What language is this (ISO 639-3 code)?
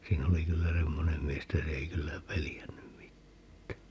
fin